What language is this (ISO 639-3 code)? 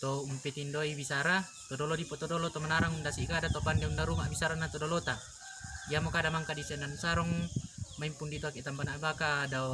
ind